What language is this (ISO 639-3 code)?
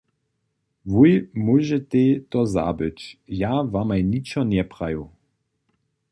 hsb